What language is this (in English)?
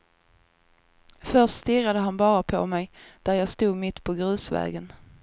Swedish